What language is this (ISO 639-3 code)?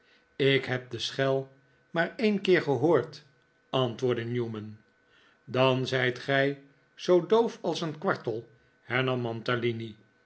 nld